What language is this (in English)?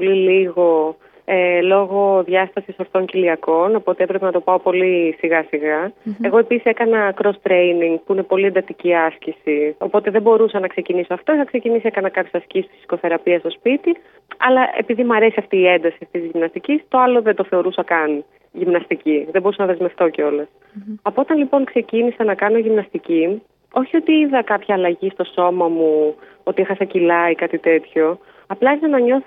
Greek